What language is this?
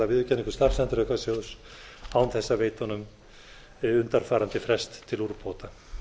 Icelandic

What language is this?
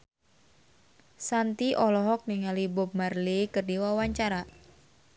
Sundanese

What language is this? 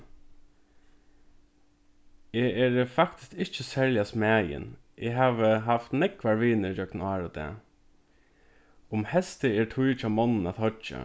Faroese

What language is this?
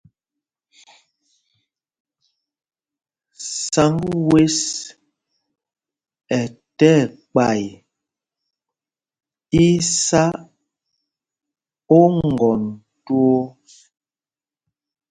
Mpumpong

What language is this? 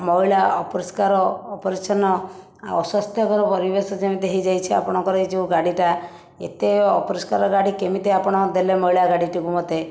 Odia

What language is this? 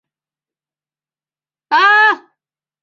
Chinese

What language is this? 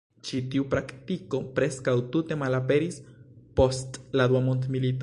Esperanto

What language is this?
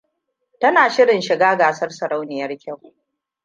Hausa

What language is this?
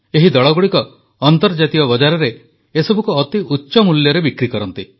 Odia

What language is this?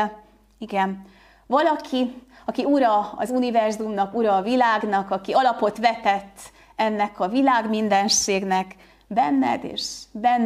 Hungarian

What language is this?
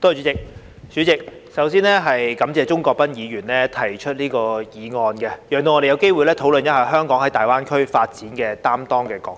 Cantonese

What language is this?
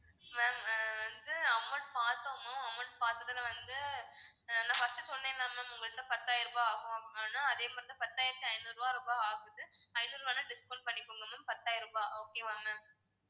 Tamil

